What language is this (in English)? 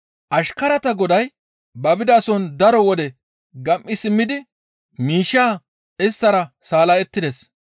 Gamo